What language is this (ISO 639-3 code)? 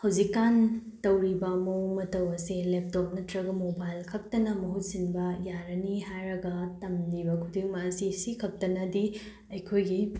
mni